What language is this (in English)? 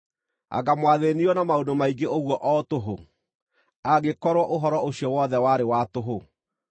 Kikuyu